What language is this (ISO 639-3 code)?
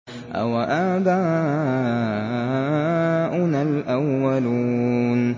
ara